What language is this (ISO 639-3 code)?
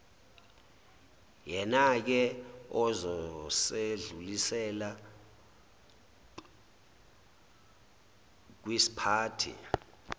zul